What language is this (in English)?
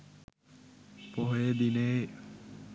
Sinhala